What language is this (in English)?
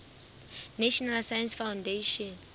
Southern Sotho